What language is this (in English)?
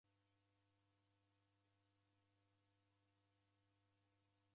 Taita